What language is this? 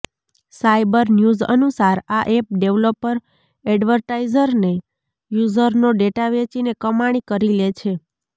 Gujarati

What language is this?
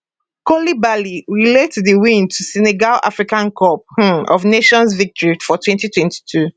Nigerian Pidgin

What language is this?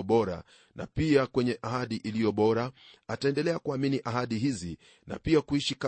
Swahili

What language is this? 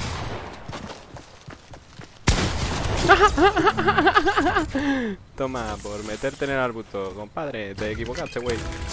Spanish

